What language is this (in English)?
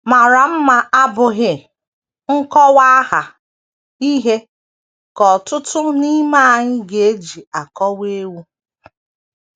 Igbo